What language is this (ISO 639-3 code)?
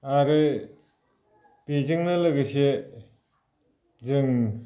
brx